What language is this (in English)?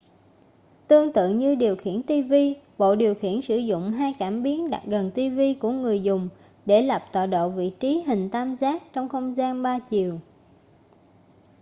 Vietnamese